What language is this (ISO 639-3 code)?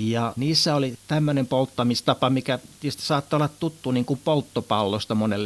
fin